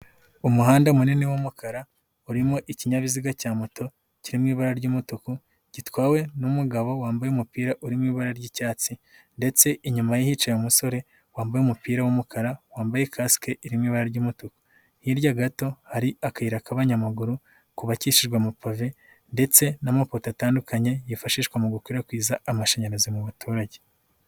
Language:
Kinyarwanda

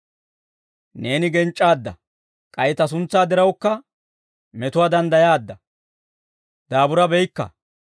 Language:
Dawro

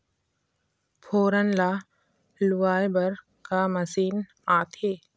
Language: Chhattisgarhi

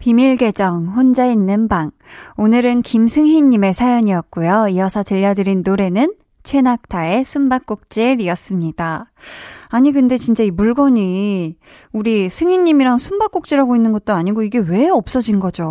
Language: Korean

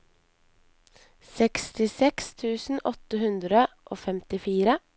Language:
Norwegian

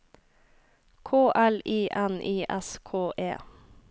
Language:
Norwegian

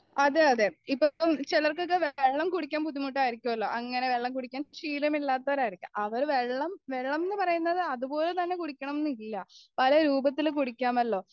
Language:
Malayalam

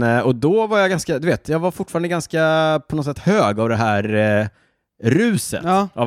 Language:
Swedish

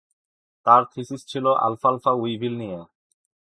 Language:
Bangla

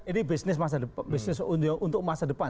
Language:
Indonesian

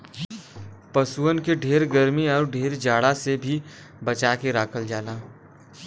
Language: Bhojpuri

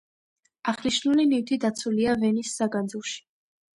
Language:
Georgian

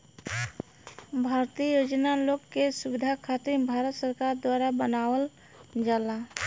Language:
Bhojpuri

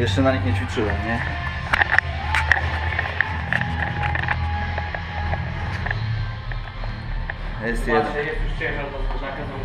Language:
Polish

